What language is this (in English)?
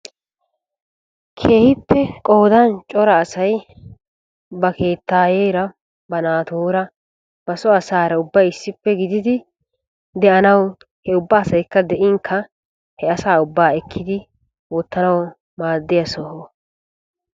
Wolaytta